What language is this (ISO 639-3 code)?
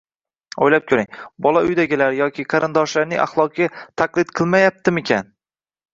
uzb